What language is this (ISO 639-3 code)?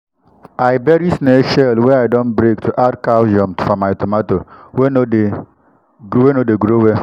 pcm